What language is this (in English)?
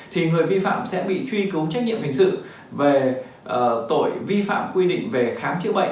Vietnamese